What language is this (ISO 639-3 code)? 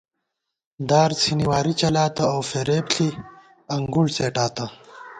gwt